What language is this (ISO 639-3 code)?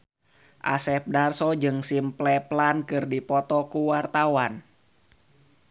sun